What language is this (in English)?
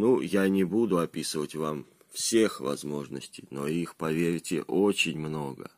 Russian